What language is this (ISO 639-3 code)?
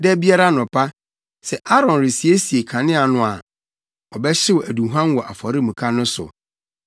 aka